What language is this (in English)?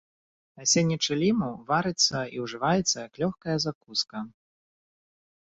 Belarusian